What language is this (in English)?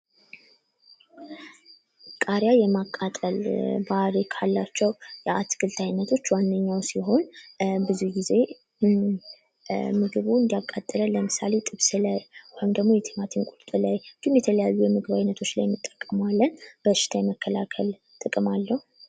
Amharic